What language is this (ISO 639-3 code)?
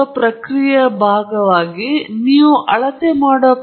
kan